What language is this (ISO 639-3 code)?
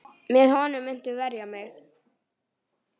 isl